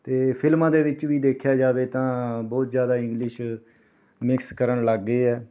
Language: Punjabi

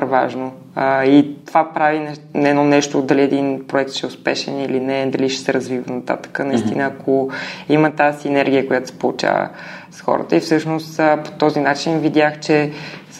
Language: Bulgarian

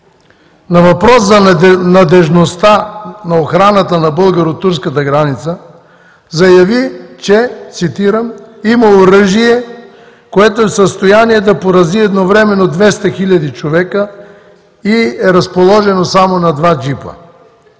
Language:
Bulgarian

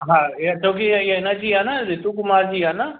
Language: Sindhi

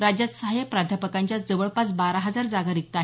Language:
Marathi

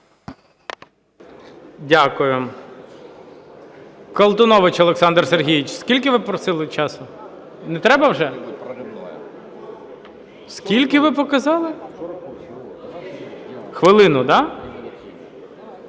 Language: Ukrainian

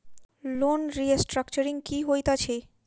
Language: Maithili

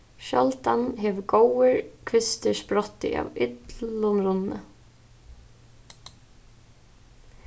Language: Faroese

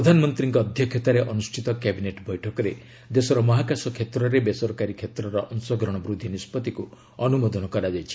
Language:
Odia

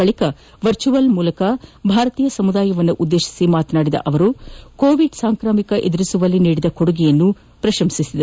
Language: Kannada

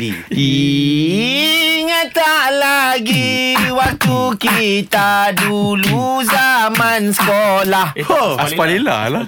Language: Malay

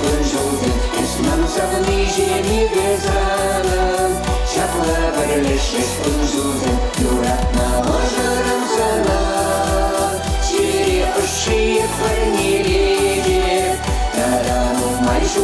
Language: Russian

